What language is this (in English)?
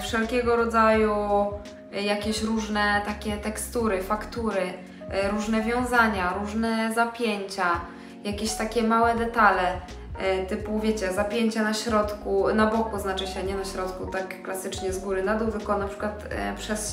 Polish